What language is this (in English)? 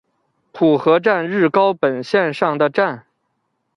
Chinese